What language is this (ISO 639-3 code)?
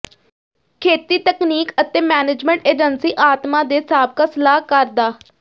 pan